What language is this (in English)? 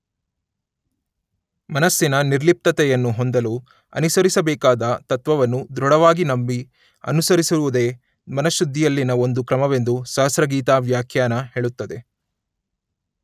Kannada